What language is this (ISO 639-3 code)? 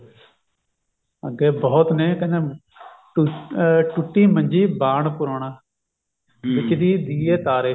pan